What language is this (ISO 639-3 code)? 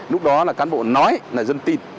vie